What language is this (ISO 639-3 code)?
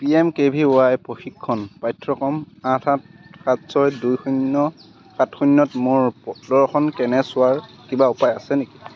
asm